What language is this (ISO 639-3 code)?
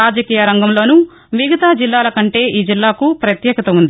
tel